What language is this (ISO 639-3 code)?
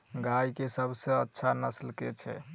mai